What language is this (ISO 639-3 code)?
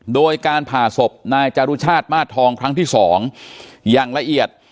tha